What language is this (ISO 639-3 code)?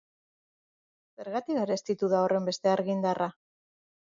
eus